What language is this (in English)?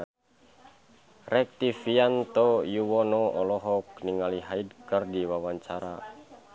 Sundanese